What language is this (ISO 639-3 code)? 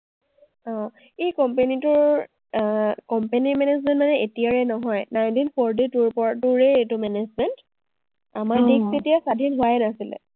asm